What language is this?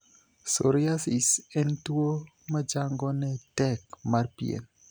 Luo (Kenya and Tanzania)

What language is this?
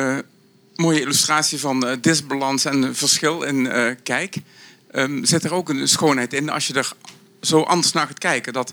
Dutch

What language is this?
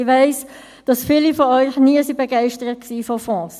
Swiss German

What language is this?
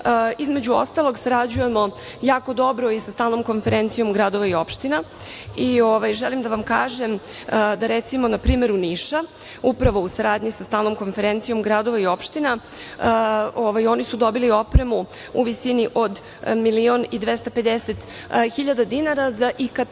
Serbian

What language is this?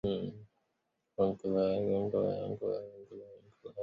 Chinese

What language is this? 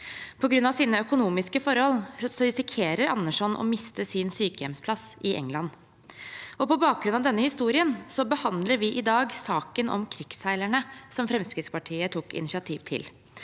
Norwegian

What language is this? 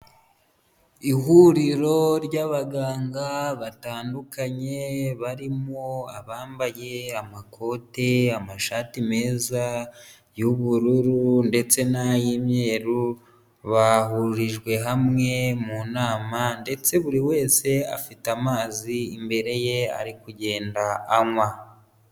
Kinyarwanda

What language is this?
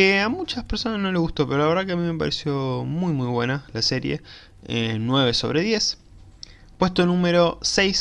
Spanish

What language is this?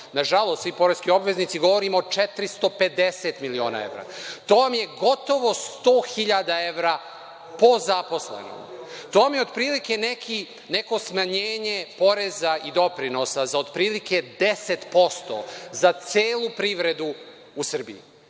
Serbian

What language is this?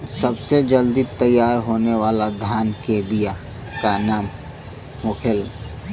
Bhojpuri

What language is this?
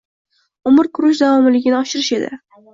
Uzbek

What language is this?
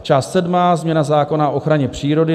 Czech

